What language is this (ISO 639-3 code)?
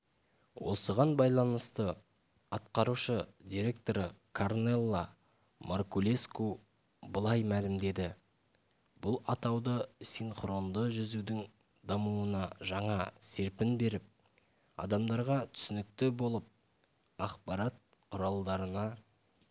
kaz